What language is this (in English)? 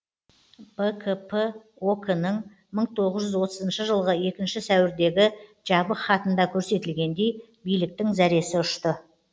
Kazakh